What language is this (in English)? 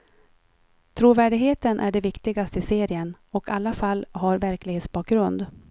Swedish